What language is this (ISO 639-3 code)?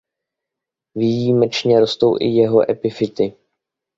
ces